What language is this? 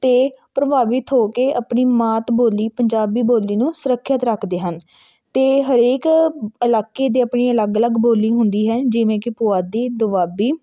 Punjabi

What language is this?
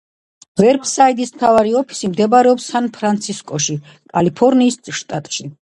Georgian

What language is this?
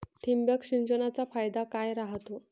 Marathi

